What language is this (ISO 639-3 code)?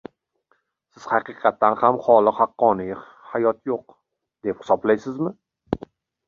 uzb